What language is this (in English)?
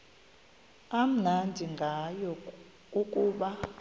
Xhosa